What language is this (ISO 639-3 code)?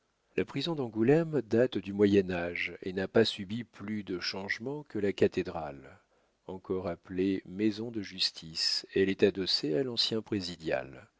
fra